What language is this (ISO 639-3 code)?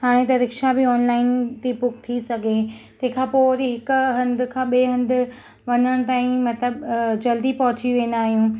snd